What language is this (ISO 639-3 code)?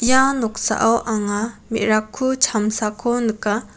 grt